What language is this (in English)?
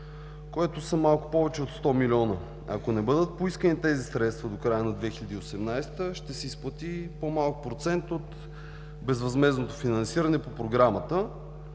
Bulgarian